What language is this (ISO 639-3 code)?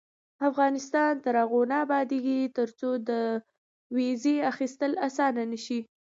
pus